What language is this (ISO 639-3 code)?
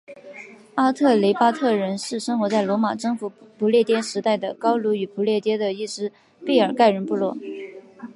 zho